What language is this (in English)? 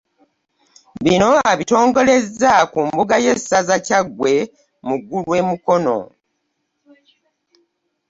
Ganda